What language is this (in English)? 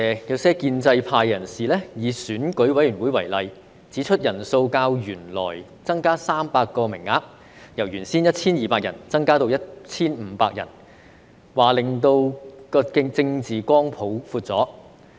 Cantonese